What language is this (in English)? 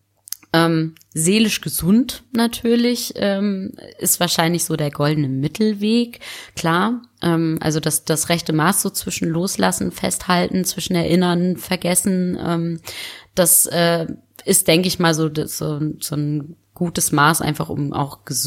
German